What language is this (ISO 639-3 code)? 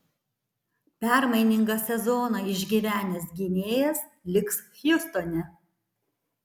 lit